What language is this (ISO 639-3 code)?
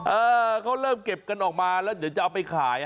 tha